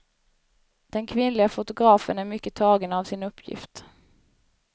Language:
Swedish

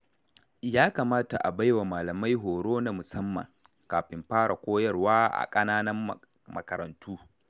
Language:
Hausa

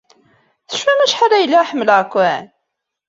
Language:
Kabyle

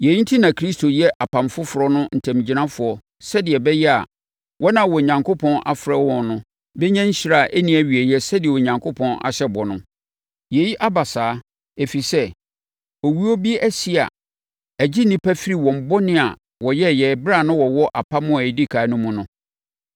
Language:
Akan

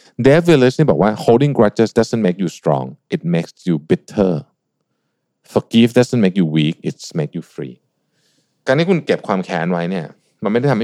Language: Thai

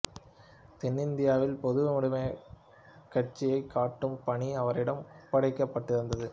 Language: Tamil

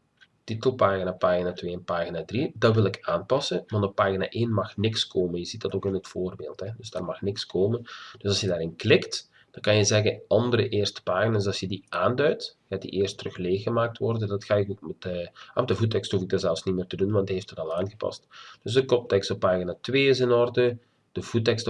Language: Dutch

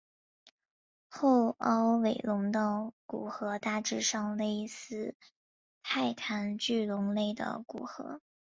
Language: Chinese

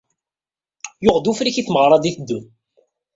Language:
Kabyle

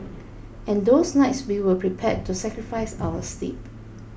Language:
English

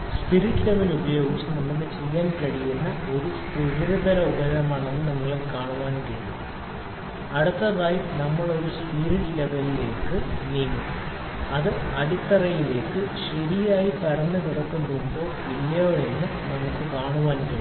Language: Malayalam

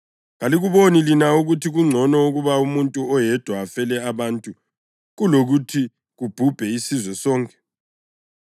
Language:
North Ndebele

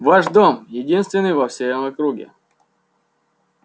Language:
Russian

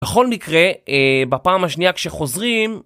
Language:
Hebrew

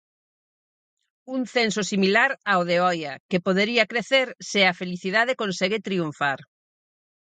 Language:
Galician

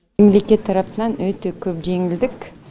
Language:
Kazakh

